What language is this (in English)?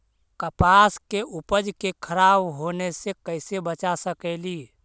Magahi